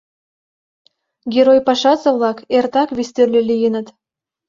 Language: Mari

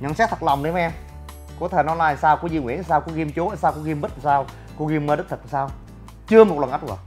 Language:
Vietnamese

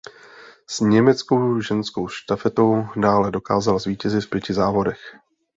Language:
Czech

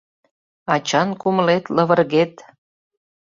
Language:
Mari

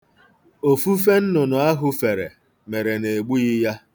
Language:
Igbo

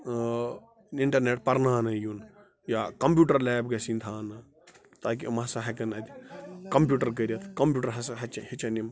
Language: Kashmiri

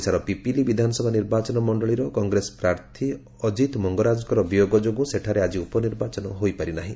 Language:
Odia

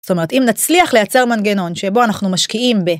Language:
Hebrew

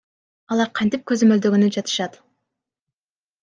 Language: Kyrgyz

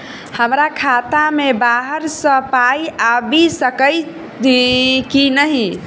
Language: Maithili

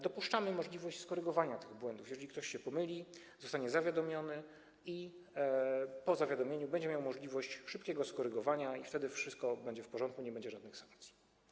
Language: Polish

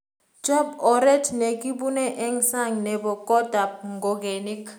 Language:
Kalenjin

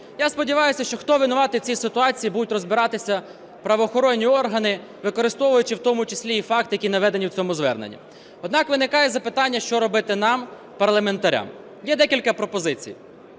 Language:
Ukrainian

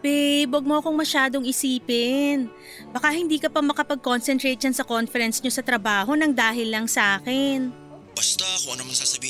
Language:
Filipino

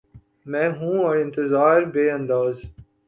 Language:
Urdu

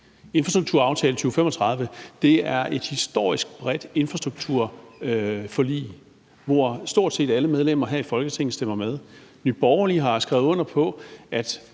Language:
Danish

